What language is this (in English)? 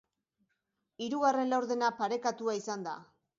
Basque